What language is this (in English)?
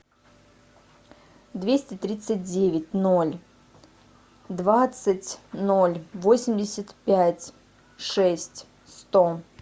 Russian